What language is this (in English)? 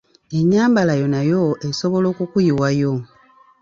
Ganda